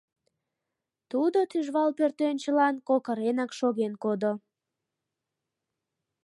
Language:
Mari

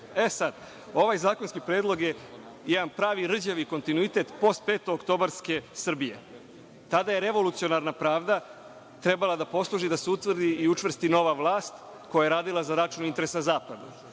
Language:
Serbian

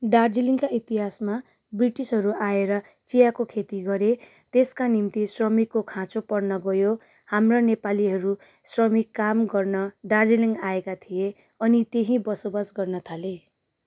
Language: Nepali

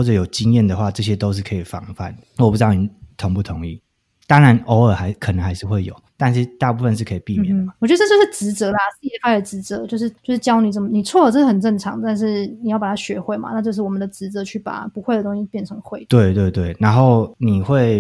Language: Chinese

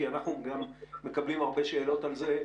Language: Hebrew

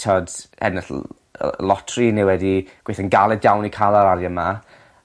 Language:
Welsh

